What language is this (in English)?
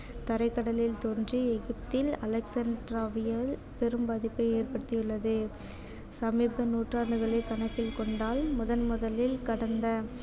Tamil